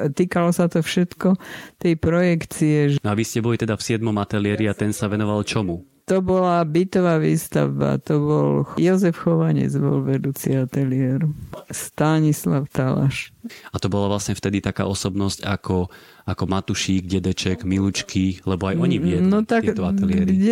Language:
Slovak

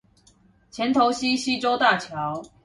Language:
Chinese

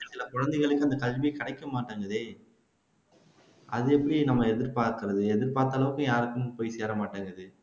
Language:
Tamil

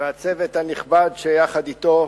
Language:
Hebrew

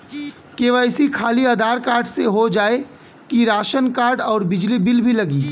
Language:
Bhojpuri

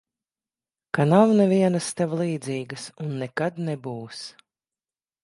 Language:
Latvian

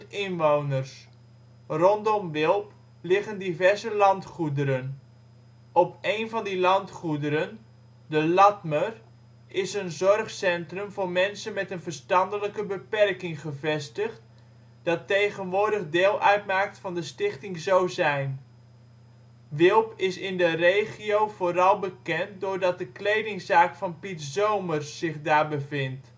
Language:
Dutch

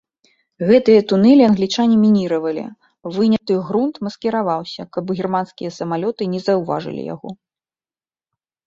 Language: Belarusian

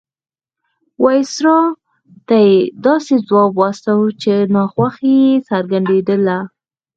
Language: Pashto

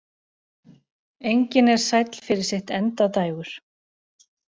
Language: Icelandic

